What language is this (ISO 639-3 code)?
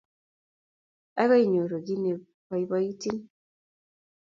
kln